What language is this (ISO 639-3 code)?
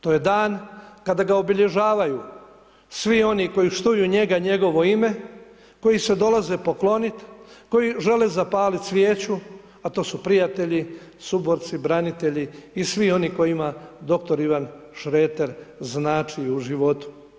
hrv